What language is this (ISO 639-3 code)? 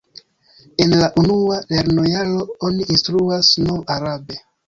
epo